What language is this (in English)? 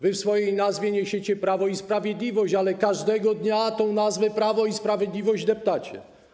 Polish